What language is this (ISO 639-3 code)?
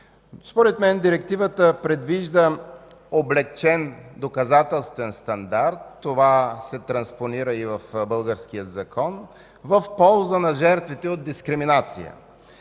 bul